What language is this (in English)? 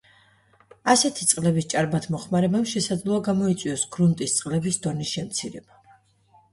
Georgian